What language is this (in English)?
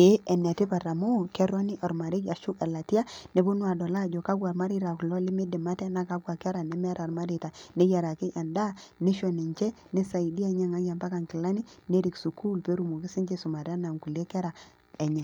Masai